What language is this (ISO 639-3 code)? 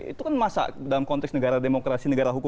ind